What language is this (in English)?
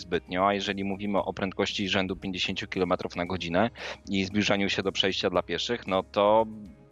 Polish